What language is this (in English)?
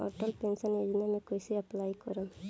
Bhojpuri